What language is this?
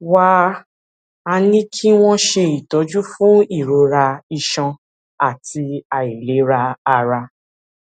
Yoruba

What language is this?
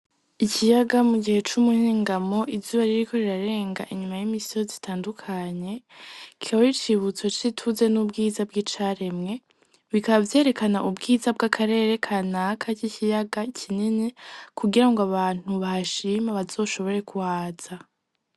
Rundi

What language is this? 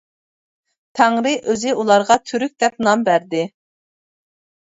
Uyghur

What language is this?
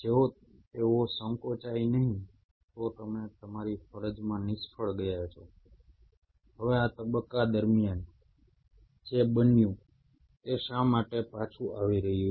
Gujarati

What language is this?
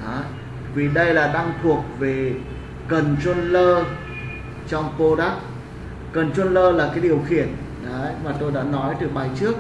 Vietnamese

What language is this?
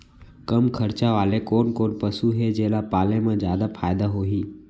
Chhattisgarhi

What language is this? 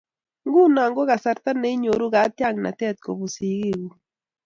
Kalenjin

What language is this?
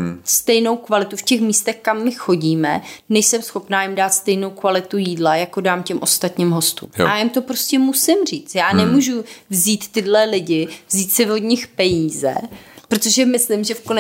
Czech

